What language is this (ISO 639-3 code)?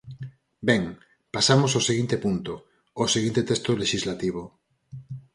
glg